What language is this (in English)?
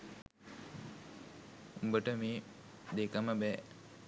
Sinhala